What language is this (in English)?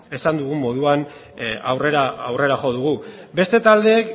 Basque